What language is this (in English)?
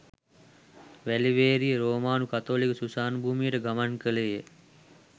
Sinhala